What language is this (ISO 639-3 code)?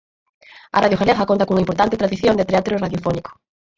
glg